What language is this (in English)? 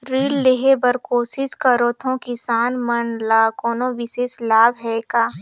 Chhattisgarhi